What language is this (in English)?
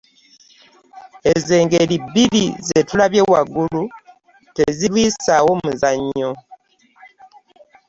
Ganda